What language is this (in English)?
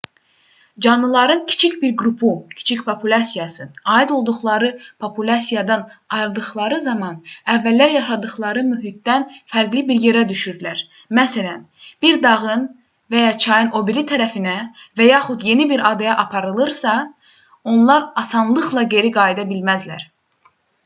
Azerbaijani